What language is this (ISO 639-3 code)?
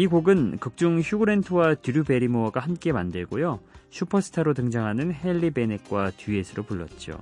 kor